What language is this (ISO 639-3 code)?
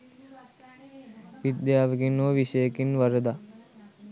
sin